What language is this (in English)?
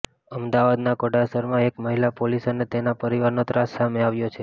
Gujarati